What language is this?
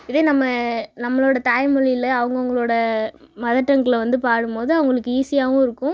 Tamil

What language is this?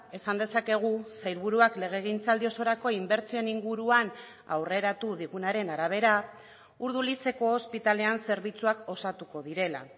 Basque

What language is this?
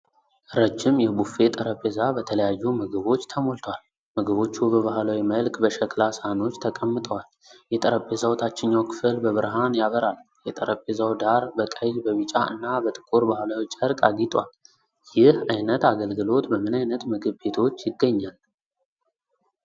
Amharic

